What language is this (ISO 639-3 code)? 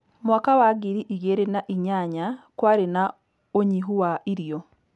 kik